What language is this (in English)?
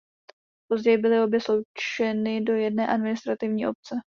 Czech